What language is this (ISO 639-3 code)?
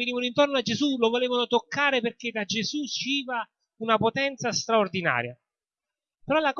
ita